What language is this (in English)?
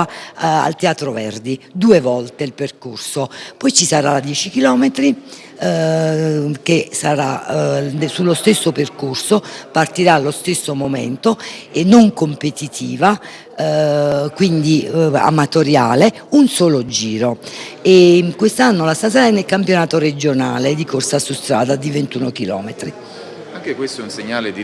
Italian